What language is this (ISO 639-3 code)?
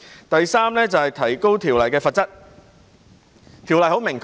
yue